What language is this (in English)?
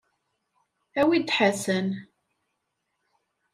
Kabyle